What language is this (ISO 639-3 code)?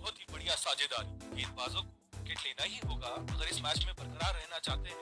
hin